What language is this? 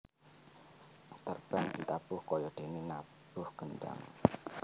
Javanese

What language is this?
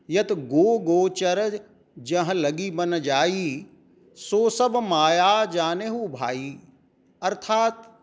Sanskrit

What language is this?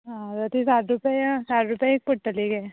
Konkani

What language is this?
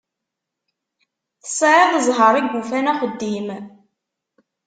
Kabyle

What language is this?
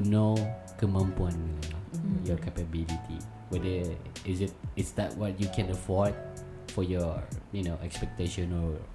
Malay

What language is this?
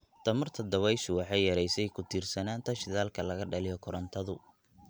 Somali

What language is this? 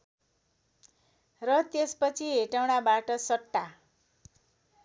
Nepali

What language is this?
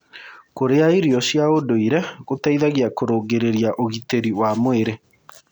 Kikuyu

